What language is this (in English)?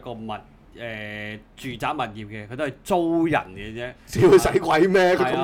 Chinese